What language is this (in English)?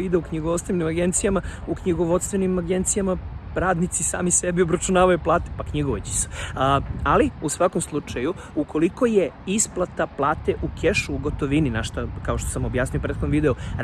Serbian